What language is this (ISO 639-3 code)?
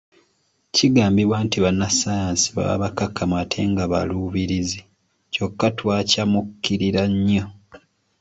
lug